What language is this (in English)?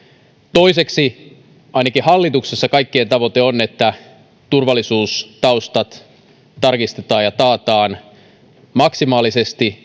Finnish